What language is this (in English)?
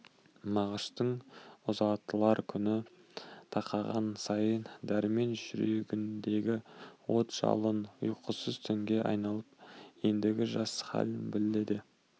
Kazakh